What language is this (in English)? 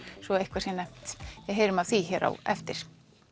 Icelandic